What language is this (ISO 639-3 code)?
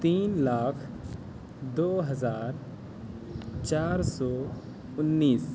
urd